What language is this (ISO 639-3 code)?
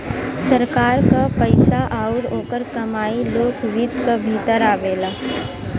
bho